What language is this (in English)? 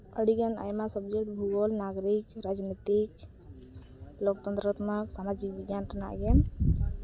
Santali